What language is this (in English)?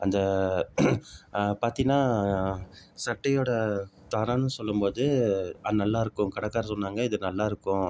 Tamil